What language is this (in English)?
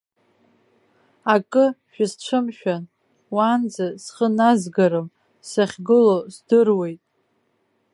Abkhazian